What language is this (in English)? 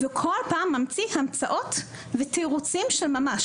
Hebrew